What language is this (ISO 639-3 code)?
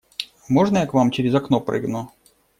rus